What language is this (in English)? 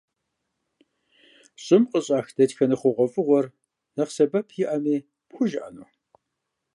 Kabardian